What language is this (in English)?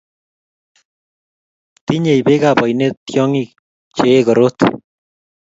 Kalenjin